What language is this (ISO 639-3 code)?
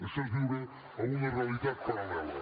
cat